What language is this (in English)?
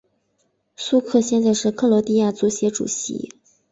Chinese